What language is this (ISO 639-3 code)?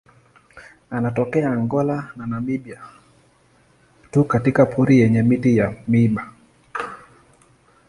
swa